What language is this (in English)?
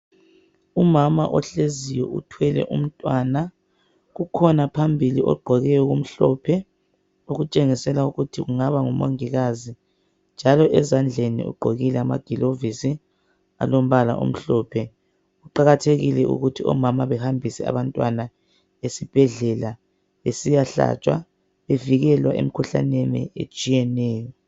North Ndebele